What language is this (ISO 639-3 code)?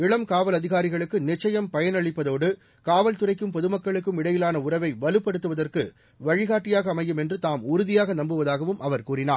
tam